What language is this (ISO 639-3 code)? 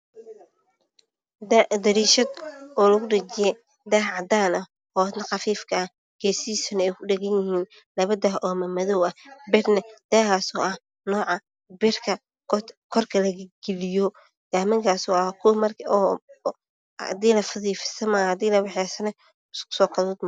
som